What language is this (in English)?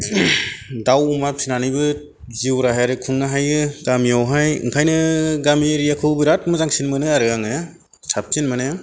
Bodo